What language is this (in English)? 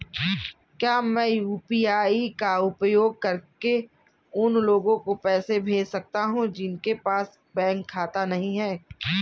Hindi